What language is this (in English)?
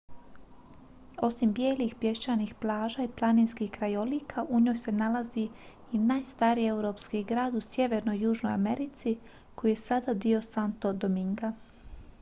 Croatian